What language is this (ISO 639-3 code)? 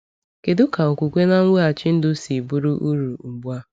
ibo